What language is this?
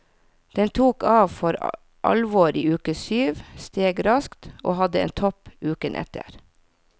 Norwegian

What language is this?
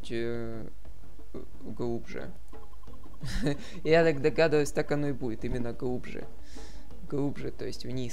Russian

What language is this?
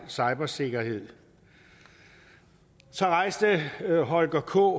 Danish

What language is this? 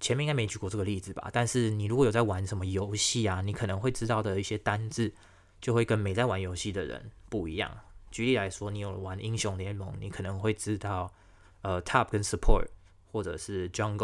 Chinese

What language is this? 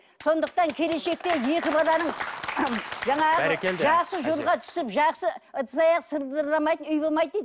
Kazakh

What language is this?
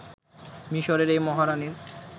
Bangla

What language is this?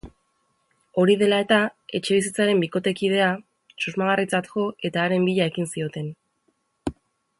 Basque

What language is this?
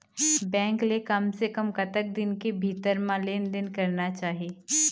Chhattisgarhi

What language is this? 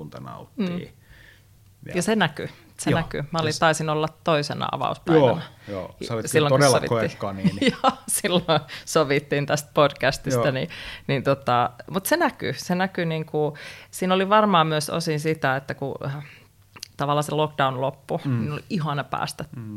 Finnish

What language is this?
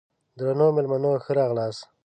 Pashto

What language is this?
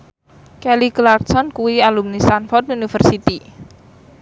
Javanese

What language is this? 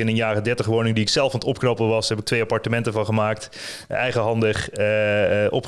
Dutch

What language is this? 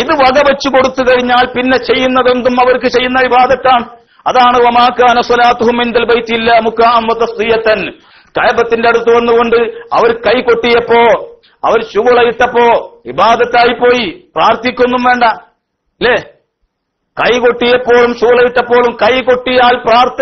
Arabic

